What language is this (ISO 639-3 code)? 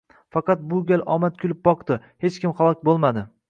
uzb